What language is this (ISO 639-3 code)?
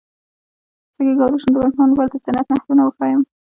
pus